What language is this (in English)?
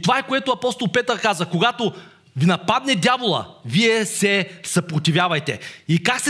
Bulgarian